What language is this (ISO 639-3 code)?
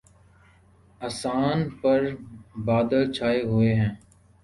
urd